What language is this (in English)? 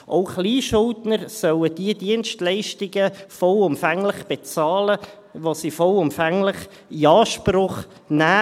Swiss German